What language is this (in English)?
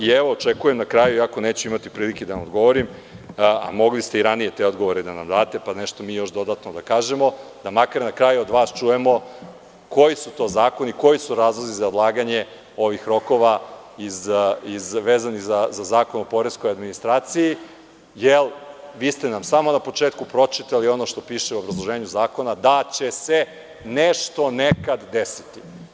Serbian